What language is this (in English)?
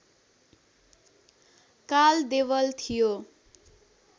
Nepali